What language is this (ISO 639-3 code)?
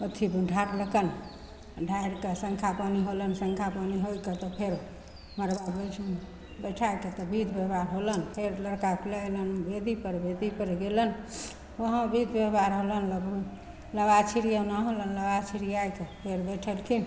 mai